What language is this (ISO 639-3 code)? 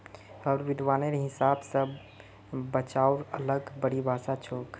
mag